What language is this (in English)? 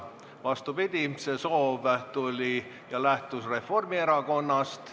Estonian